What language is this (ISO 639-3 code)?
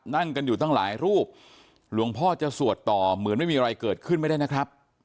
tha